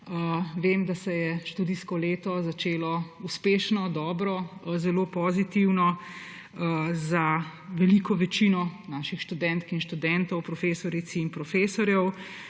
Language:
Slovenian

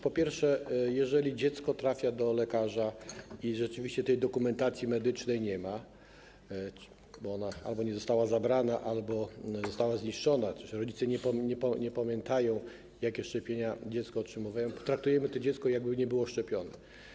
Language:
Polish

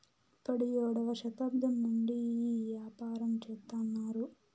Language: Telugu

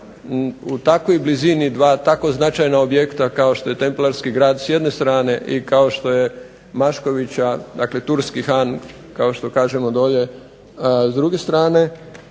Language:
Croatian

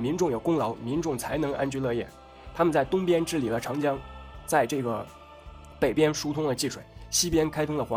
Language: Chinese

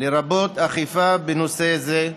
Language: Hebrew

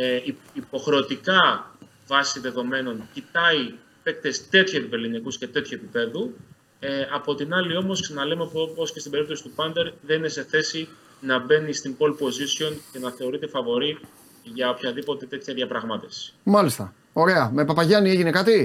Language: Greek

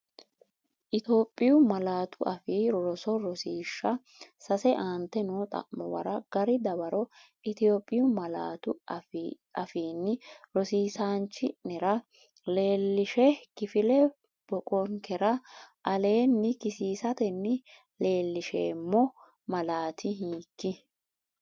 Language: Sidamo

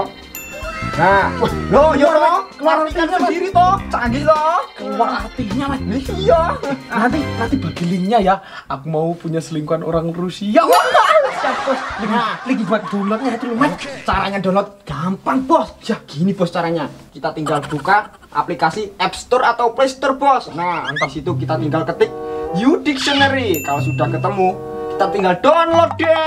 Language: Indonesian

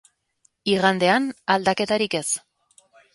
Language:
Basque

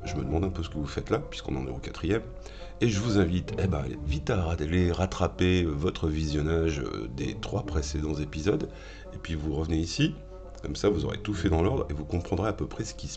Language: French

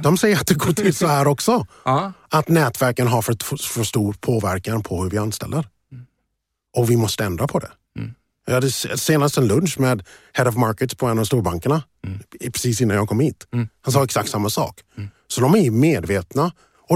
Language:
Swedish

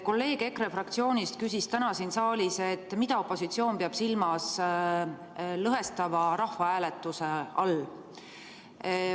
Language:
Estonian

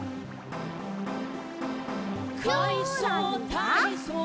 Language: Japanese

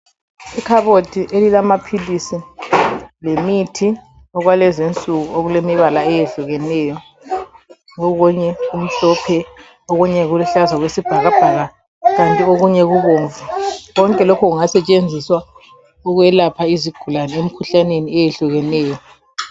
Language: North Ndebele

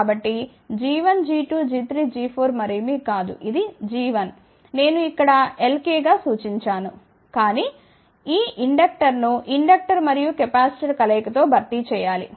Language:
Telugu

